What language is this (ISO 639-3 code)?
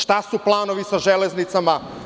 srp